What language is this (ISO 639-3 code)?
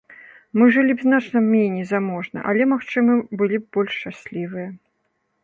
bel